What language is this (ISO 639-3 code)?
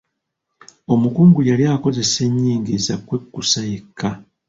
lug